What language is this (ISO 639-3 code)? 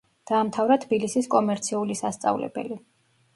kat